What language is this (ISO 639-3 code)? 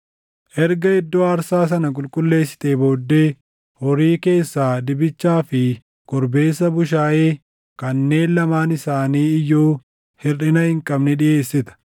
orm